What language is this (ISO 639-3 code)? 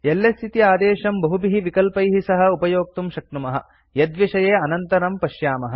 san